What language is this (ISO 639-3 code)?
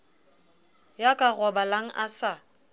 sot